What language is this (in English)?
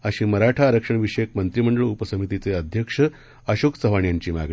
Marathi